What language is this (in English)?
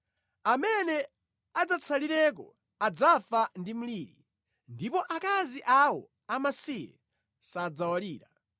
Nyanja